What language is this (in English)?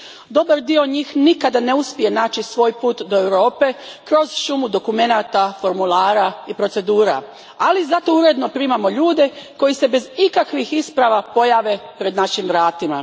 Croatian